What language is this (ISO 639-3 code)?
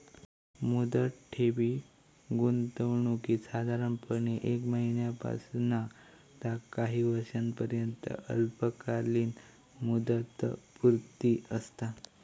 mar